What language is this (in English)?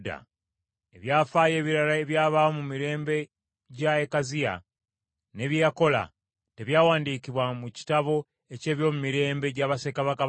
Ganda